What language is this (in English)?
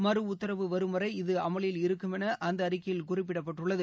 Tamil